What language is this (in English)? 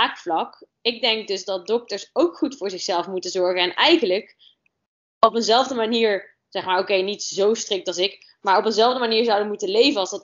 Dutch